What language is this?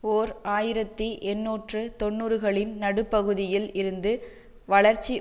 Tamil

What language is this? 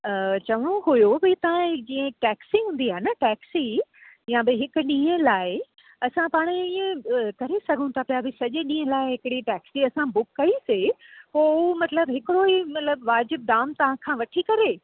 Sindhi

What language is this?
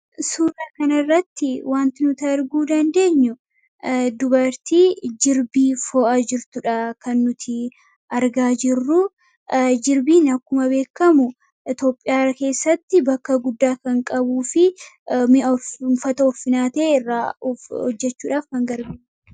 Oromo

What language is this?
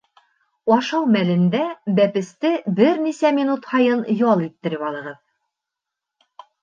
Bashkir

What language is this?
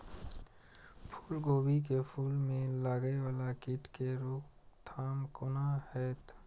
Maithili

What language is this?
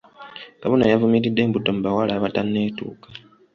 Ganda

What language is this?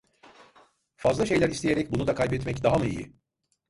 Turkish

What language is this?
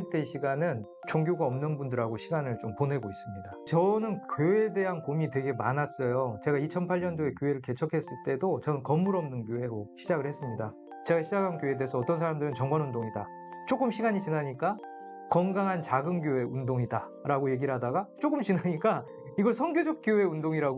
Korean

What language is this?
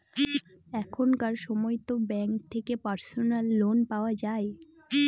Bangla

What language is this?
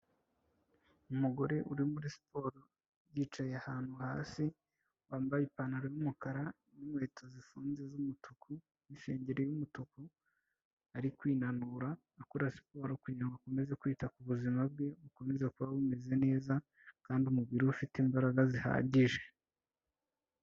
Kinyarwanda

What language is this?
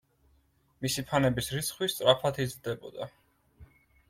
Georgian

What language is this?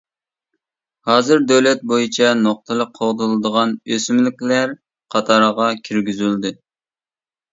Uyghur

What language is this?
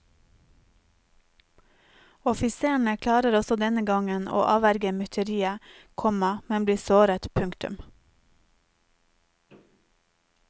Norwegian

